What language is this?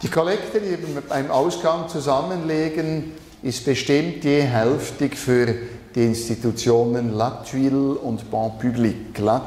German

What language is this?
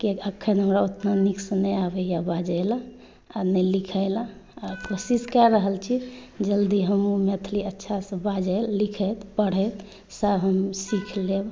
Maithili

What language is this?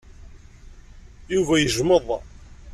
Kabyle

